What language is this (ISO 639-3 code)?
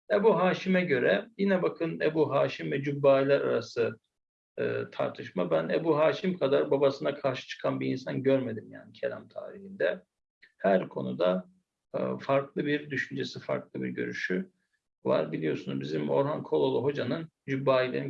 tur